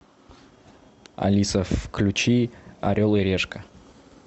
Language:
Russian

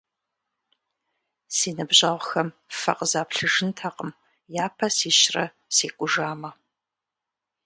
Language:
Kabardian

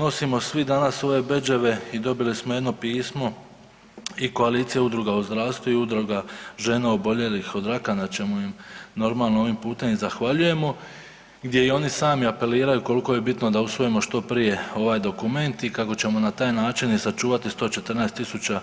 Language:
Croatian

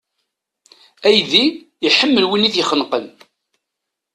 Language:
Kabyle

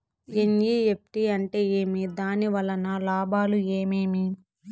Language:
Telugu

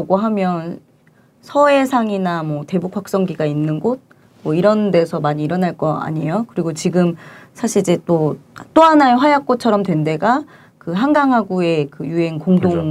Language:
Korean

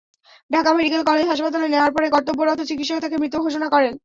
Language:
Bangla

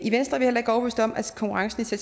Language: Danish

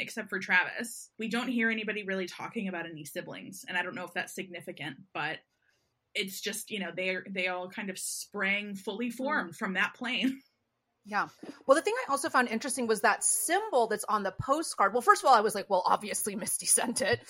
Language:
English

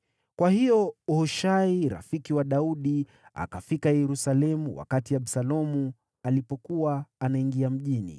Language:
Swahili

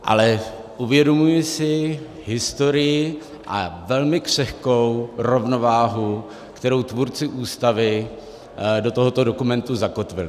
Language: Czech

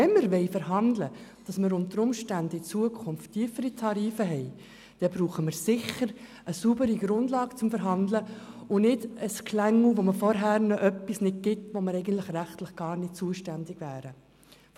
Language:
Swiss German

